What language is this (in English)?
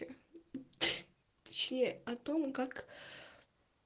Russian